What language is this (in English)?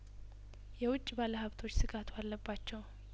Amharic